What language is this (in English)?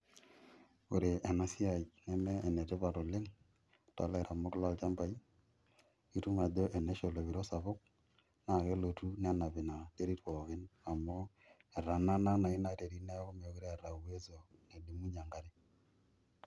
Masai